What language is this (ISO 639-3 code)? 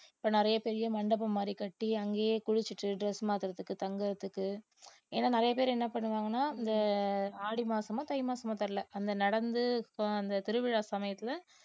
tam